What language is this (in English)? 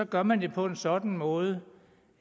Danish